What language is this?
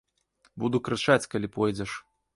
Belarusian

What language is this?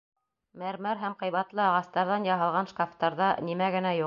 Bashkir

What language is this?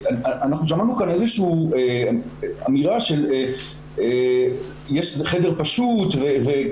Hebrew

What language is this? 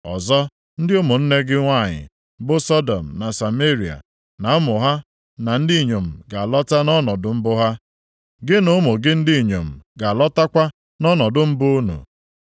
Igbo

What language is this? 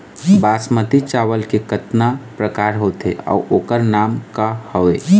Chhattisgarhi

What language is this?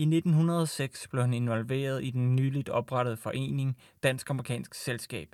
Danish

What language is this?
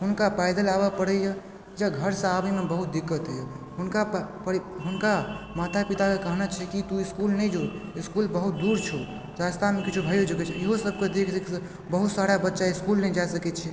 Maithili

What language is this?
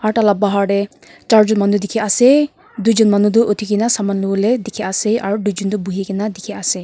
Naga Pidgin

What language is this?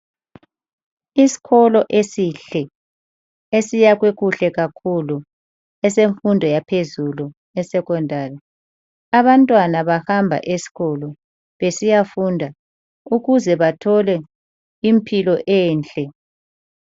North Ndebele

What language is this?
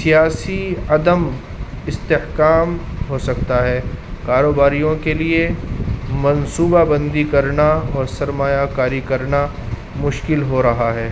Urdu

